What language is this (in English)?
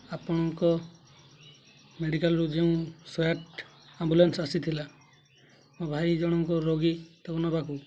Odia